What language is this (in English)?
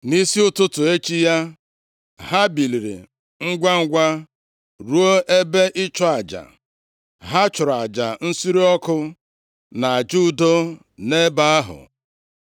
Igbo